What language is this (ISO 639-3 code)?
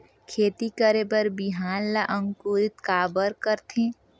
hne